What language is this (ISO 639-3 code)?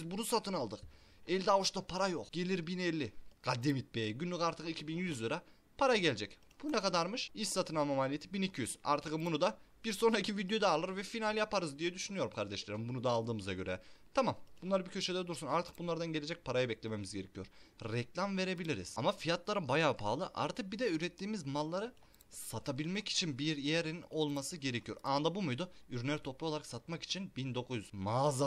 tur